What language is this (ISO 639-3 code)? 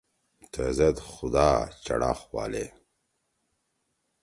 trw